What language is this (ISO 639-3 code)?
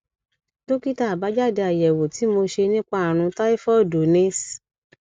yor